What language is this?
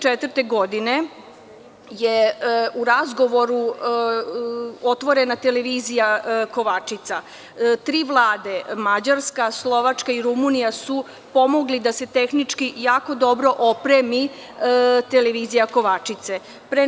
Serbian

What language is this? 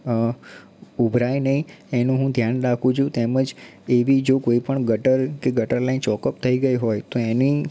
Gujarati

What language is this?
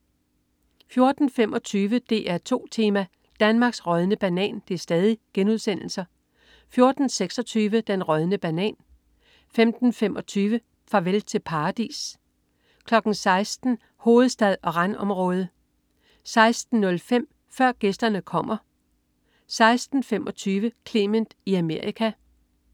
Danish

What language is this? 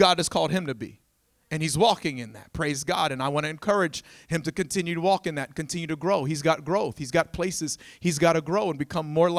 English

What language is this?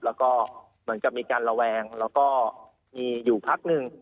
Thai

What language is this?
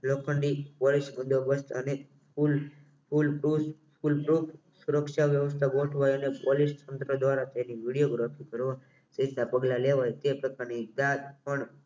Gujarati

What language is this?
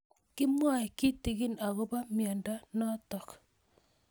Kalenjin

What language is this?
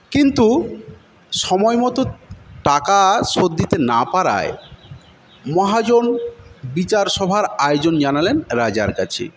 Bangla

